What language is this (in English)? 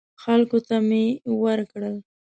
Pashto